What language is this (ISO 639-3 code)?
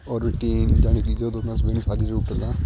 pan